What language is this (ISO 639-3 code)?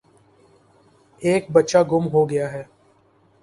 urd